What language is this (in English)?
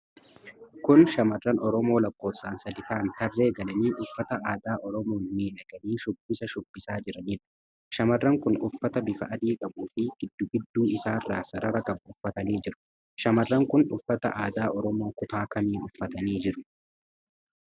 Oromo